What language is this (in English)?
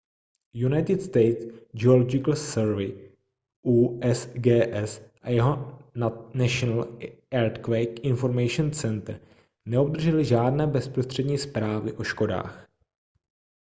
Czech